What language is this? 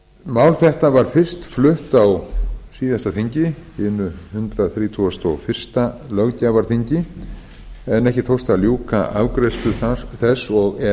Icelandic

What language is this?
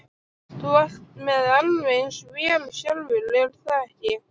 Icelandic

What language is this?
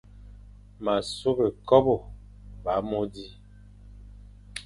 Fang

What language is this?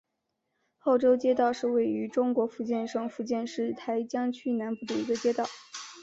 Chinese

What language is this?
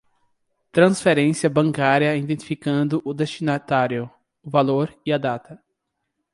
Portuguese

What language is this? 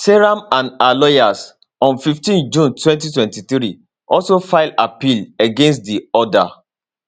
Nigerian Pidgin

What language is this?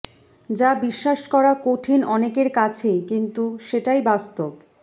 Bangla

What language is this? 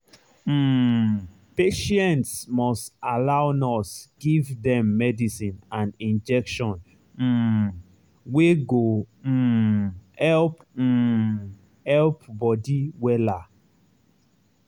Nigerian Pidgin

